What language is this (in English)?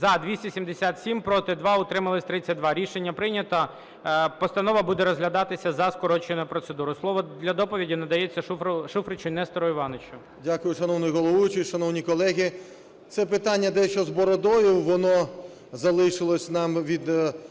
Ukrainian